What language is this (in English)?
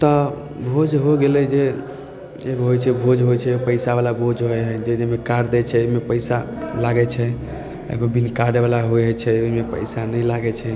Maithili